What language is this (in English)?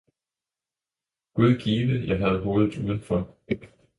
Danish